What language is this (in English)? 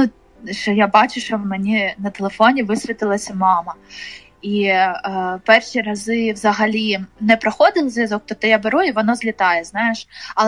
Ukrainian